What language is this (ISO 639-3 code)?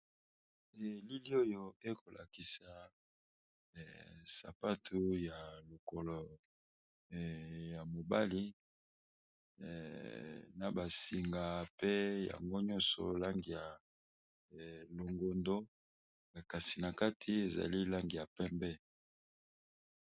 lin